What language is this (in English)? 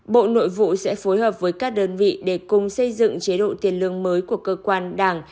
Vietnamese